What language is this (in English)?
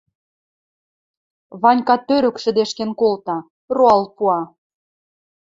Western Mari